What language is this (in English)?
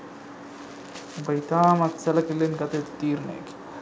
Sinhala